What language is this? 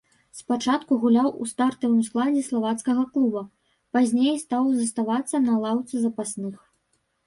Belarusian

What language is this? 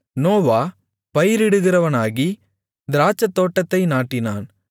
Tamil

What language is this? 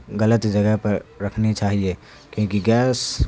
Urdu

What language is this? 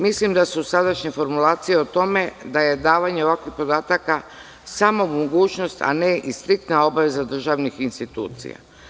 Serbian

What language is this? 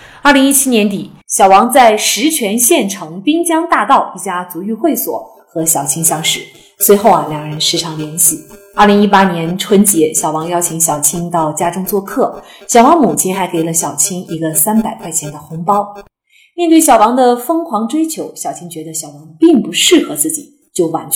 Chinese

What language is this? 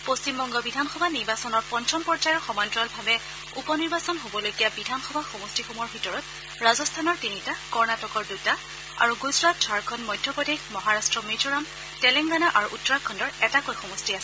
Assamese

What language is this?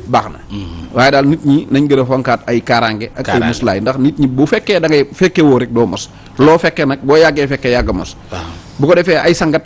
Indonesian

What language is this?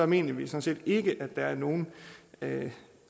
Danish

